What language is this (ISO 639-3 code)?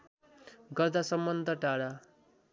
nep